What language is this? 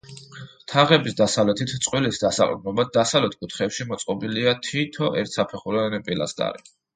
Georgian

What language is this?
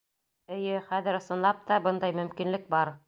Bashkir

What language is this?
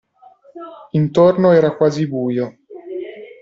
Italian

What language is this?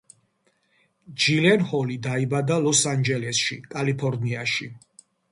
Georgian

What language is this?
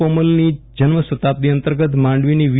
Gujarati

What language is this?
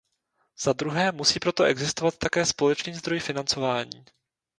Czech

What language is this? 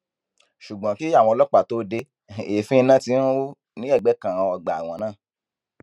Yoruba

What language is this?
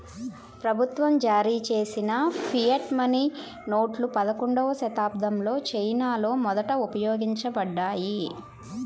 Telugu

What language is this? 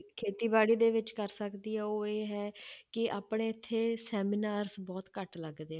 Punjabi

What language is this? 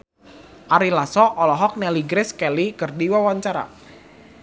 Sundanese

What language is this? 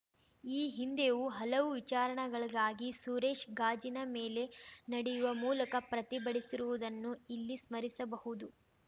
Kannada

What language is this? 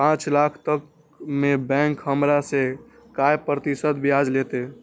Maithili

